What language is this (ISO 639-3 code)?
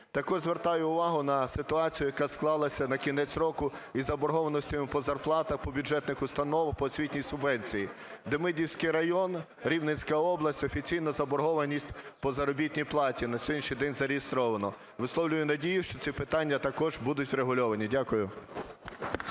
ukr